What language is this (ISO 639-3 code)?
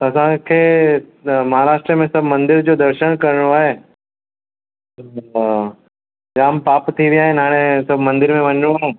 snd